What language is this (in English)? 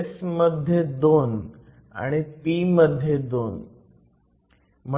Marathi